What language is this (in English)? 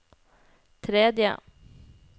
Norwegian